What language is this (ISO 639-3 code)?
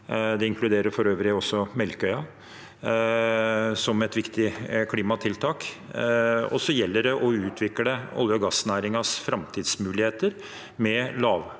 nor